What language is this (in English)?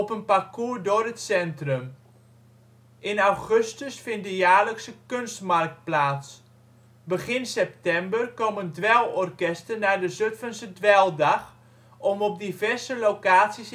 Dutch